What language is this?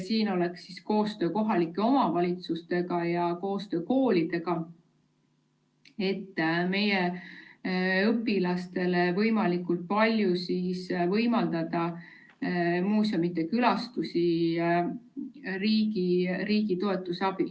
Estonian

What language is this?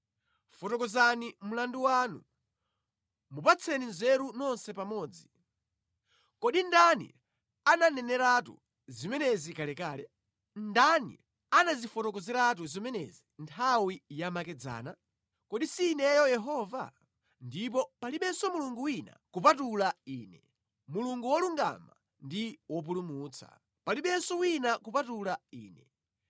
Nyanja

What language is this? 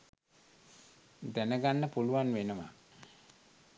Sinhala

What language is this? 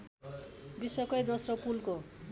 Nepali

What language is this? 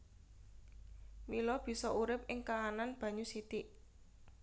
Javanese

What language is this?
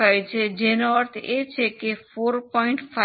Gujarati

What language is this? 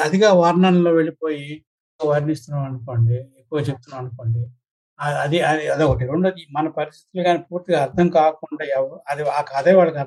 Telugu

